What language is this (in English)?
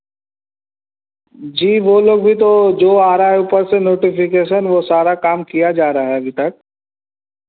Hindi